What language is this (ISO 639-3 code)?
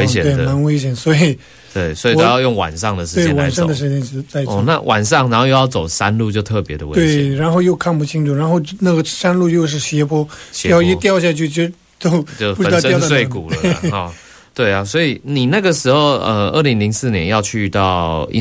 zho